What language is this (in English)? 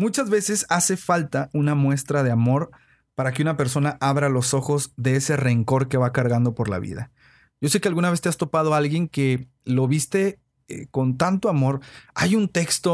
Spanish